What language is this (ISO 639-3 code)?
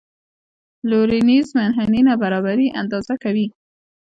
pus